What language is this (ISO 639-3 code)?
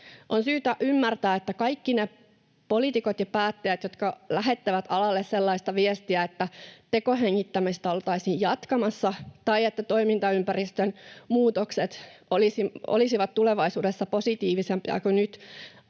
fin